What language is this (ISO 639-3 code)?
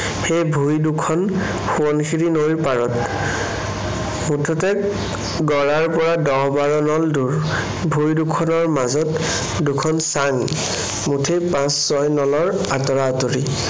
asm